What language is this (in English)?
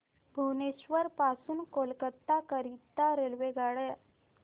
Marathi